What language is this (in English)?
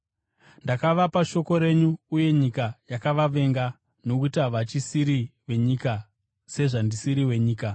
Shona